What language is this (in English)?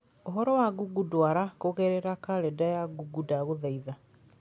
Kikuyu